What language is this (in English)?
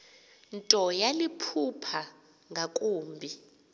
Xhosa